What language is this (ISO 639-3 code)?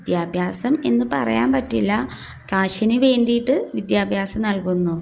mal